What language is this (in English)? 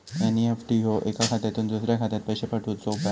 Marathi